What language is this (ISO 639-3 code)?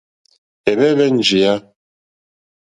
bri